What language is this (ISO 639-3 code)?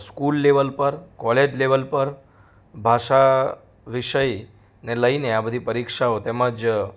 guj